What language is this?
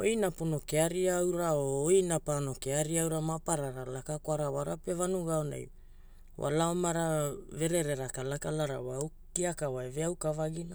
Hula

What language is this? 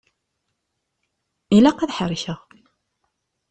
Kabyle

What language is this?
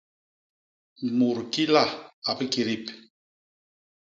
Basaa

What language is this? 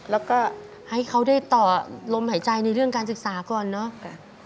Thai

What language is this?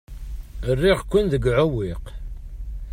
Kabyle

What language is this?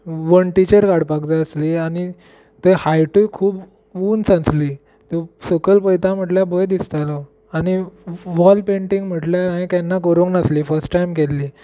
Konkani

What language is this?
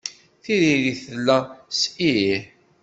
Kabyle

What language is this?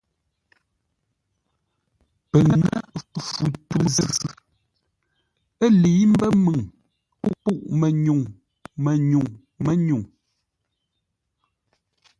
Ngombale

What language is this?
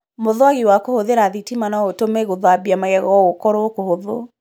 Kikuyu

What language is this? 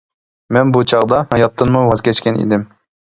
Uyghur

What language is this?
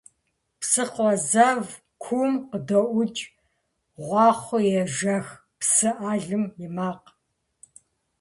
Kabardian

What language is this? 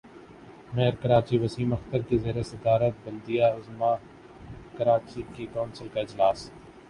Urdu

